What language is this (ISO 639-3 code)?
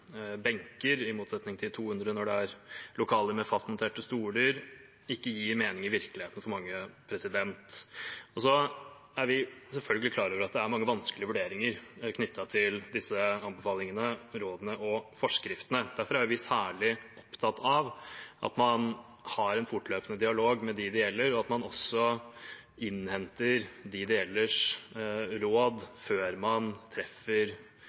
nob